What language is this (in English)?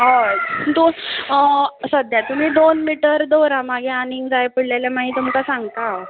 Konkani